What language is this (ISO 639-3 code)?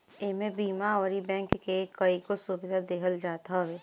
bho